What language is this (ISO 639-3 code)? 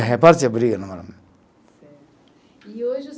por